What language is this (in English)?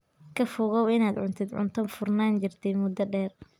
Somali